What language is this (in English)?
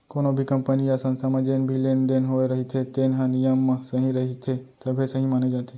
Chhattisgarhi